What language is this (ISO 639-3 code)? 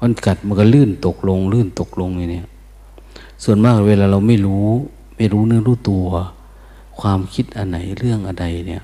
tha